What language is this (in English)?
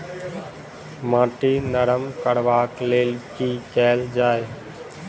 Maithili